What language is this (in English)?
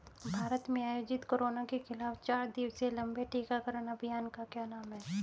Hindi